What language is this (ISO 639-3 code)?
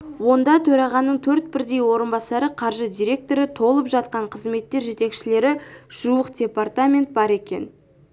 kaz